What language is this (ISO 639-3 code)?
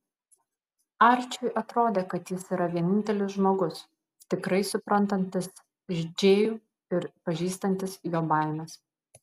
lit